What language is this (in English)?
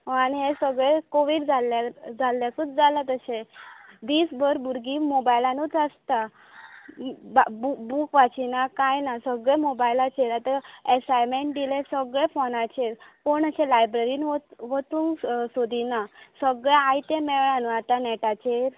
Konkani